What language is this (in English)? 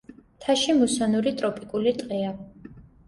Georgian